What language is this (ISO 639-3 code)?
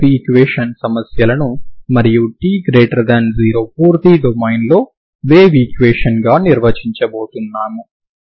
tel